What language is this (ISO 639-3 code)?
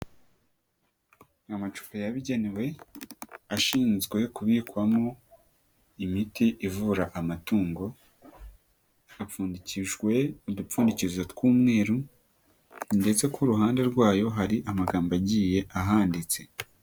kin